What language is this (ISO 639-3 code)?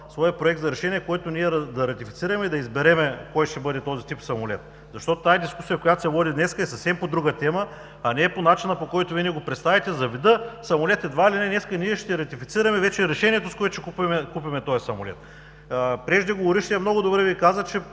bul